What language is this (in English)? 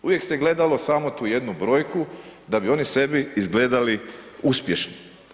Croatian